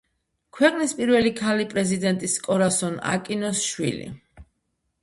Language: Georgian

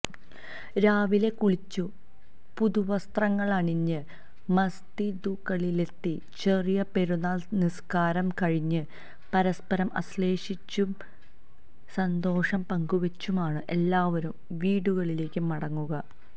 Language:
Malayalam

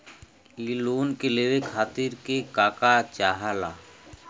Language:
Bhojpuri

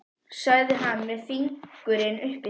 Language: Icelandic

